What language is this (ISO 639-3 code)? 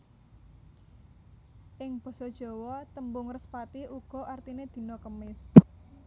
jav